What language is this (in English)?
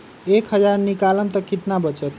Magahi